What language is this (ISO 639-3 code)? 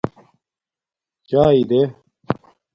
dmk